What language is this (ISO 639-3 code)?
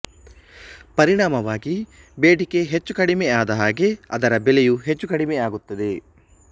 kan